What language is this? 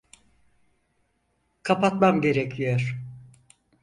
Turkish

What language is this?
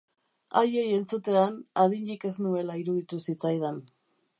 Basque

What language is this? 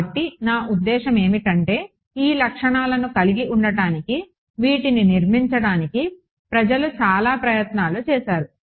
Telugu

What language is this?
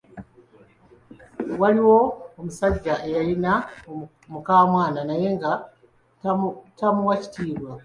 Ganda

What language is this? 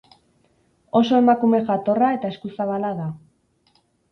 Basque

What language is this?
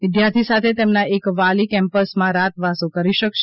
Gujarati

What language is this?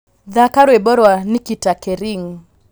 Kikuyu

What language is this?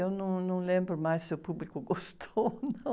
Portuguese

